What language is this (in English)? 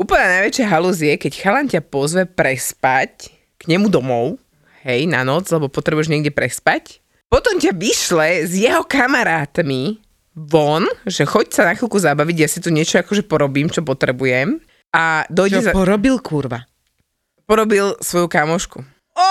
Slovak